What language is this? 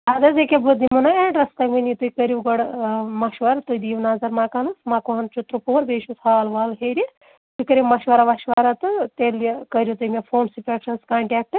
Kashmiri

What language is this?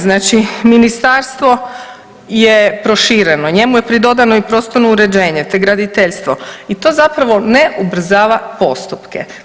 Croatian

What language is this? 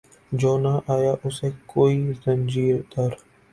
Urdu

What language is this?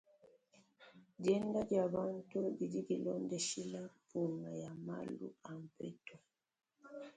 Luba-Lulua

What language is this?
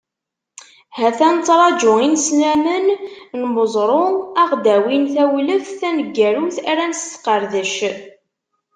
Kabyle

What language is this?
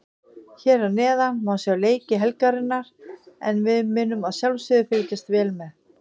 Icelandic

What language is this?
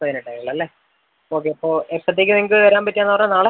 Malayalam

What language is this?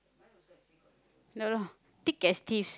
English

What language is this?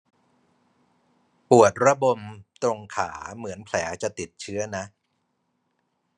Thai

